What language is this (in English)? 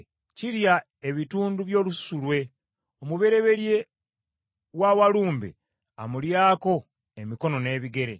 Ganda